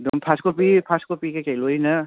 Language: Manipuri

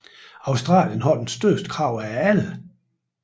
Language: Danish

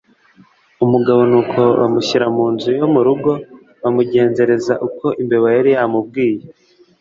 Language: Kinyarwanda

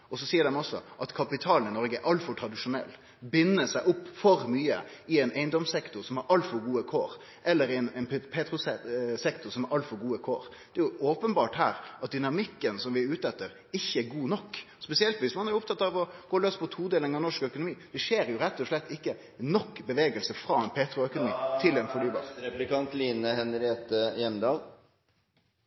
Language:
Norwegian Nynorsk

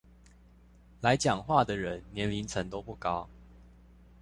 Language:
Chinese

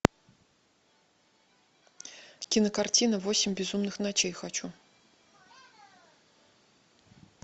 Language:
Russian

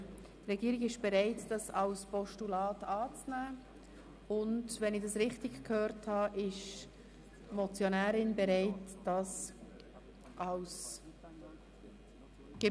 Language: Swiss German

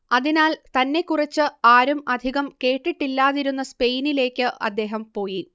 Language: Malayalam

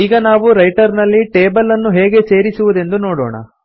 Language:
Kannada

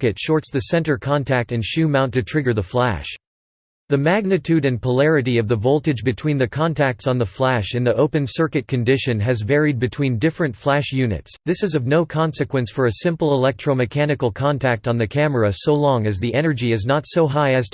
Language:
English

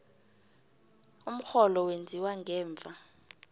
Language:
South Ndebele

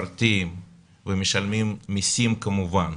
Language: Hebrew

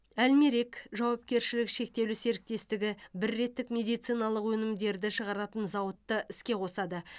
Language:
Kazakh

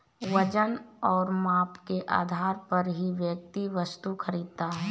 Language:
Hindi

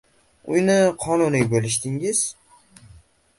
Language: Uzbek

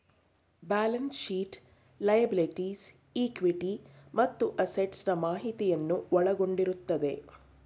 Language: Kannada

